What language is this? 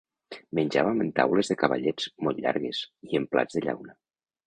Catalan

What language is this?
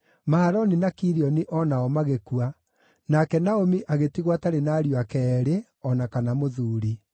Kikuyu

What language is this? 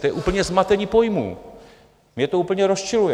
Czech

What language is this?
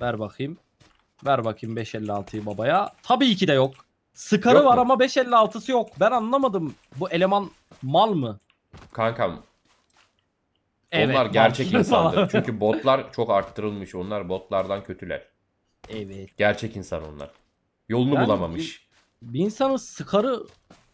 Turkish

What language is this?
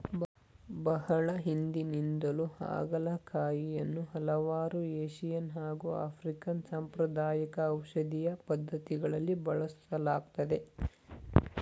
Kannada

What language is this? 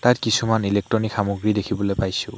Assamese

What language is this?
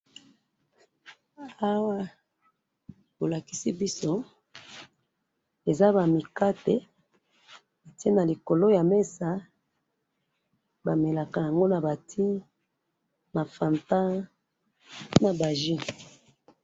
Lingala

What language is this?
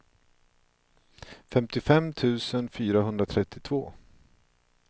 Swedish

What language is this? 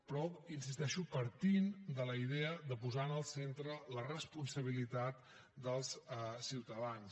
Catalan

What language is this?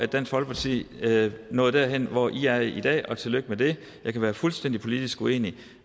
Danish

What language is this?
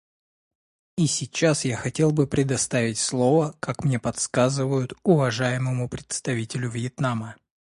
Russian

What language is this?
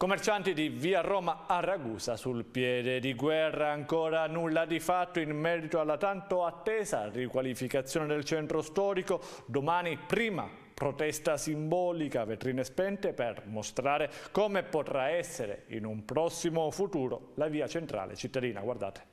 Italian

